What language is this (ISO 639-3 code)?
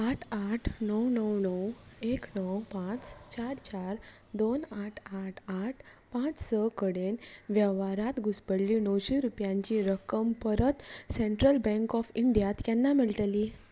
kok